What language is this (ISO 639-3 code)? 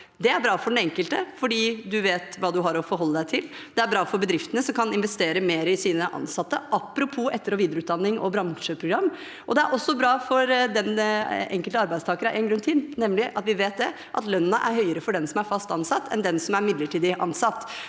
nor